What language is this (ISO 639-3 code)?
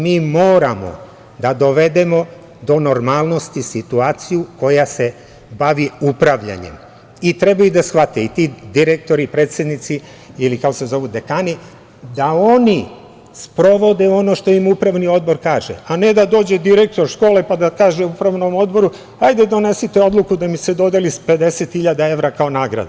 srp